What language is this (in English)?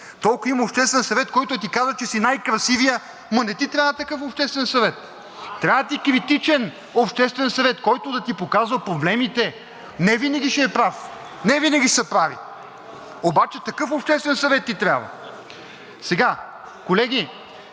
Bulgarian